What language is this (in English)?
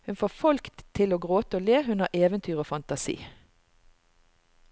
Norwegian